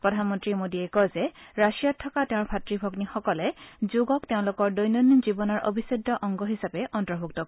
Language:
Assamese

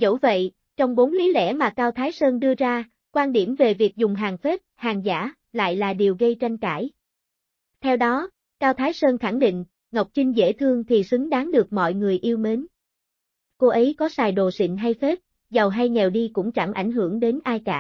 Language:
Vietnamese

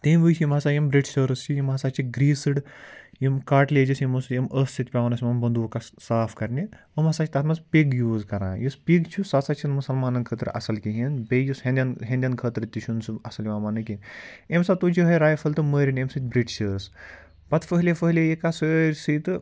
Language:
Kashmiri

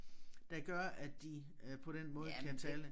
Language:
Danish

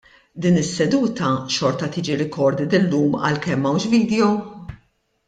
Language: Maltese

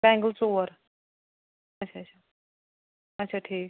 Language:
Kashmiri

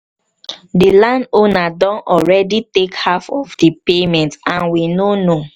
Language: Nigerian Pidgin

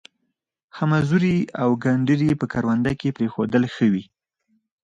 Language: Pashto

